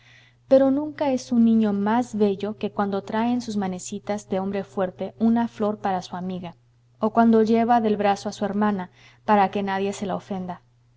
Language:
Spanish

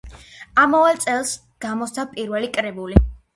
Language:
Georgian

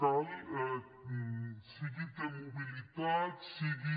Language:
Catalan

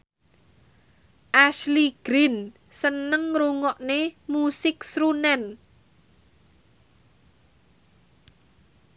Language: Javanese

